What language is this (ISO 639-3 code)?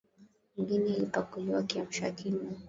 swa